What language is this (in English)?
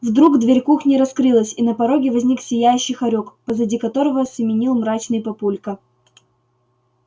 Russian